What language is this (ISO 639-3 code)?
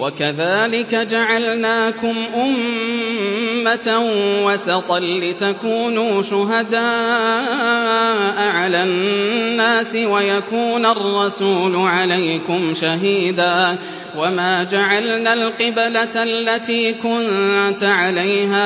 ara